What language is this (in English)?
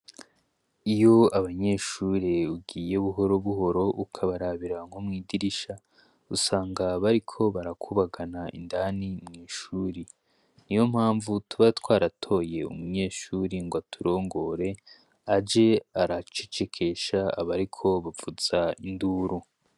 Rundi